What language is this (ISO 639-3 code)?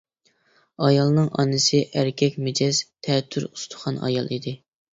uig